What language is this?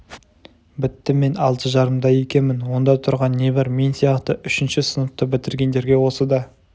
Kazakh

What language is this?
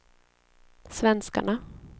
Swedish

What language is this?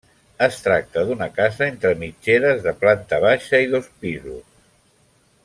Catalan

